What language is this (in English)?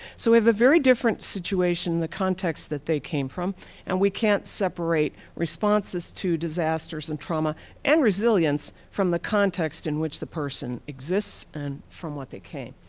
English